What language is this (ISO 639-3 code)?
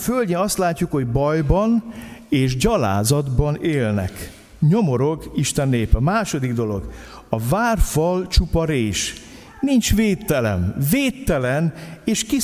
hun